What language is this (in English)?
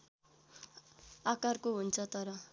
Nepali